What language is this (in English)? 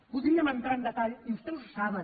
Catalan